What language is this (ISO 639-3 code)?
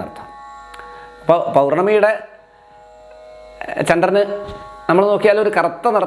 ind